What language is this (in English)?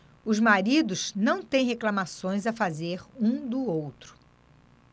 Portuguese